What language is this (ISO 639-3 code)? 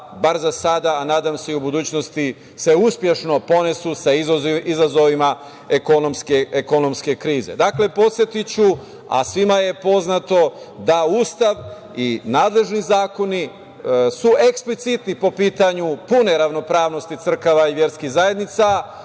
srp